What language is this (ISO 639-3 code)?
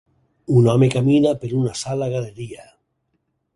cat